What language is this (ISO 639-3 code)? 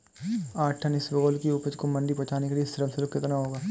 hin